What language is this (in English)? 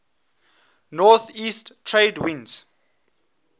English